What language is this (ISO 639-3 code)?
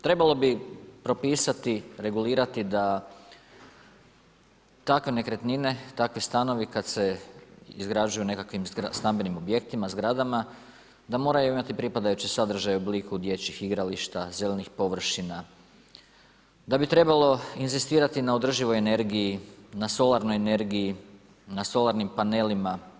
hrv